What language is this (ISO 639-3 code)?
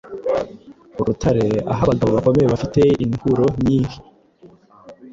kin